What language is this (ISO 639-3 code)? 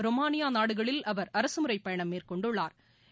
tam